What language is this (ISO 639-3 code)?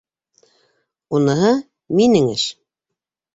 bak